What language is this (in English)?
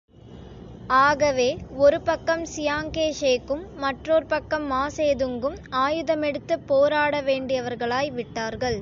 Tamil